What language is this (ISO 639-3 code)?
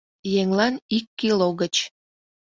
chm